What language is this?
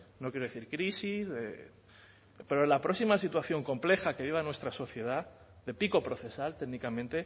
Spanish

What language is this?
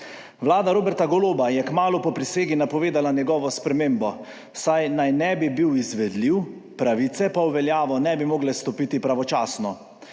Slovenian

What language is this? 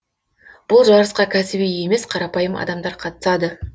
Kazakh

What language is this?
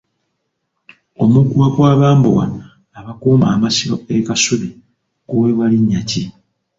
Ganda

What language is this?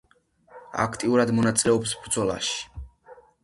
Georgian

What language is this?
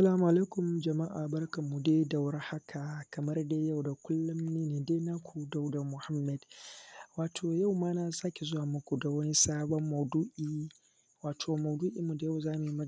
Hausa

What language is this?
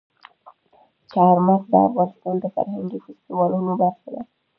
Pashto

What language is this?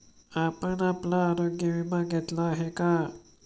Marathi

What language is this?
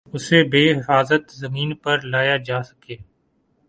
Urdu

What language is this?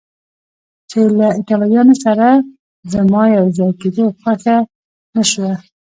Pashto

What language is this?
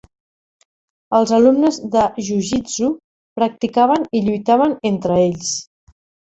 Catalan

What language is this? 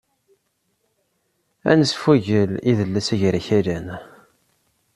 Kabyle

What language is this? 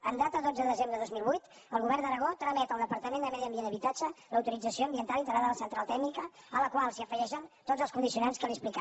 Catalan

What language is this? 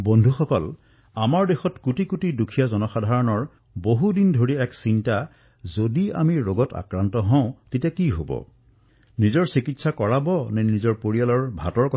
Assamese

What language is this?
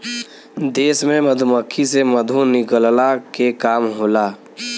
Bhojpuri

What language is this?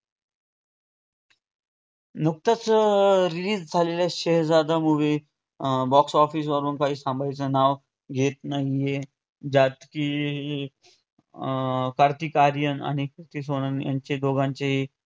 Marathi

